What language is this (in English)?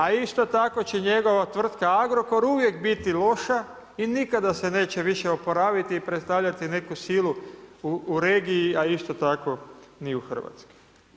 Croatian